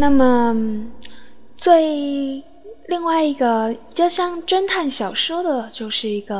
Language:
Chinese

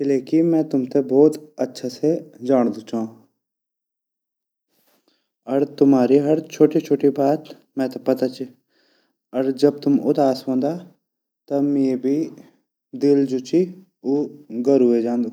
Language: Garhwali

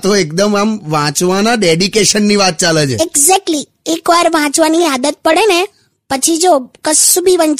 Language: Hindi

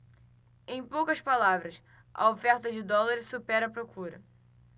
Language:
Portuguese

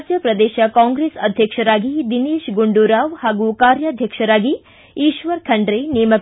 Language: Kannada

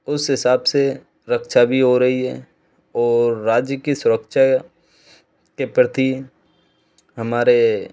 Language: Hindi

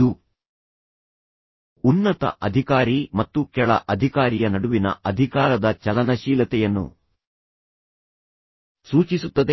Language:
Kannada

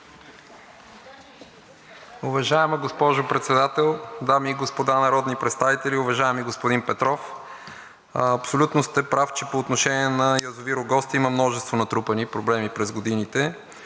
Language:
Bulgarian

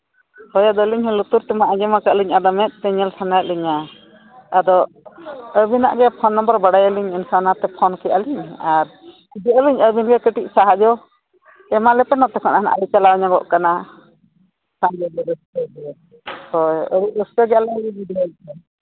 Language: Santali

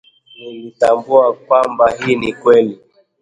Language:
Swahili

